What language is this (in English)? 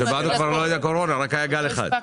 Hebrew